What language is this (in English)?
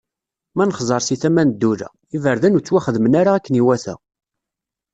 Kabyle